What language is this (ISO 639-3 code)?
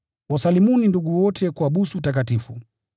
swa